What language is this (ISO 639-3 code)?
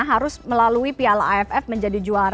ind